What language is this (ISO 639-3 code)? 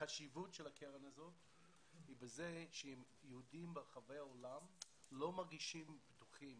heb